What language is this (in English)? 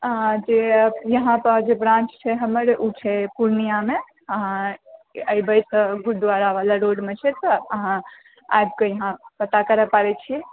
Maithili